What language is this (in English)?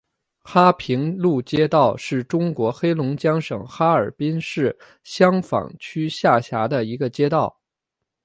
Chinese